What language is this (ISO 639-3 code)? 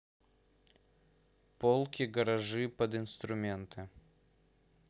rus